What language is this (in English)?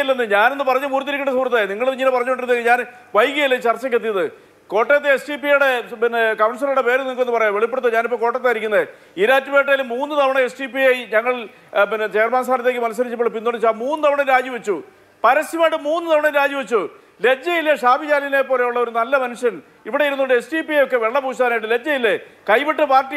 Malayalam